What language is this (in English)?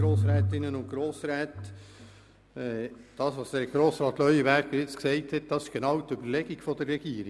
Swiss German